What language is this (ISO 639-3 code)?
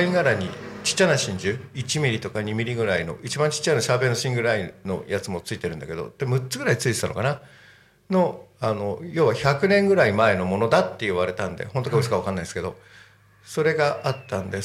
jpn